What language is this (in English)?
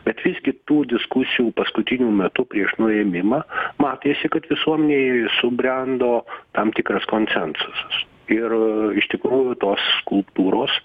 Lithuanian